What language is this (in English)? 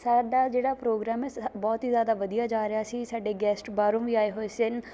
Punjabi